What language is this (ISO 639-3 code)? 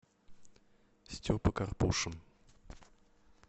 rus